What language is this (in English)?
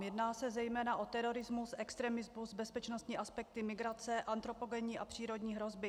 Czech